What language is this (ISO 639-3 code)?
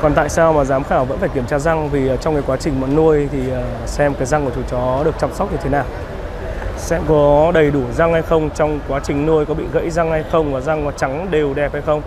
vie